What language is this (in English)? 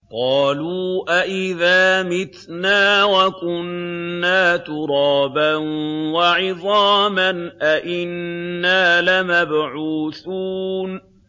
Arabic